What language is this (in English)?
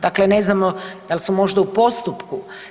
Croatian